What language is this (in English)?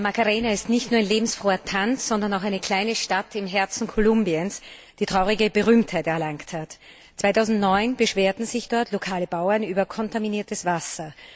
German